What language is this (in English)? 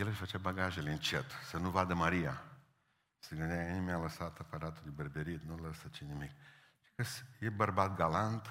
Romanian